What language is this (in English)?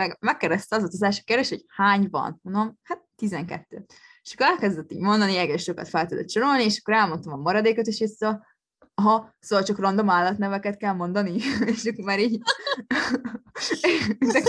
Hungarian